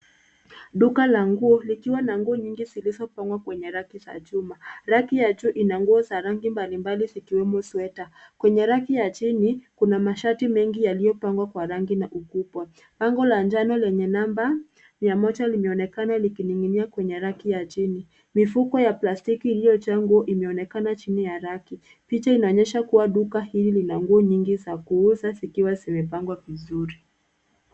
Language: Swahili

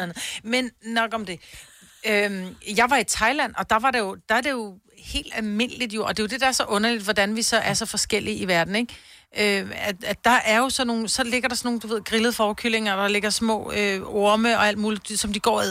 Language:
Danish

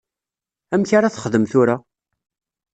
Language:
Kabyle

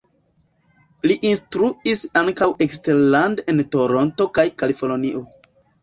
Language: Esperanto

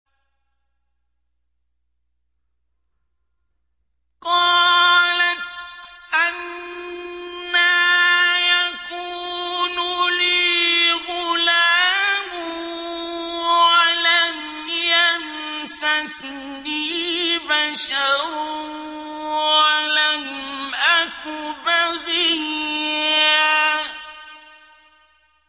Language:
Arabic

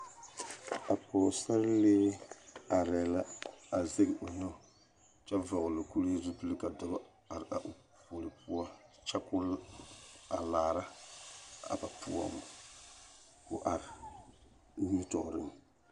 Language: Southern Dagaare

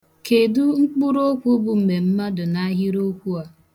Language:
Igbo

